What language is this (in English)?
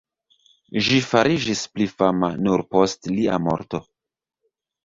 Esperanto